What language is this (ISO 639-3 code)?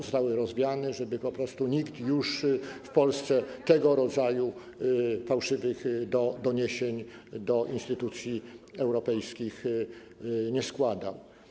pol